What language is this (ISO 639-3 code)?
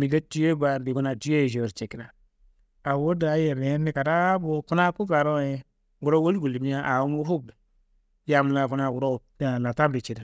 kbl